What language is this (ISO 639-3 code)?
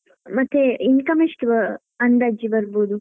kan